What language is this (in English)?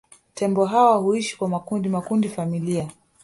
Swahili